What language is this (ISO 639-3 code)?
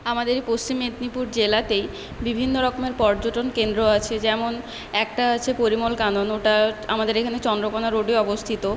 ben